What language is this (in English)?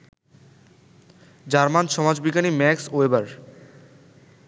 Bangla